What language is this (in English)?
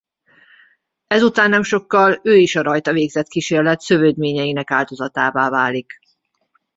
Hungarian